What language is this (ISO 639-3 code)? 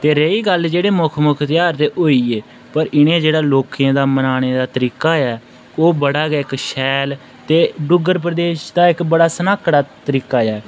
doi